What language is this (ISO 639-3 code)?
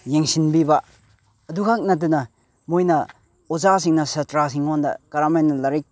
mni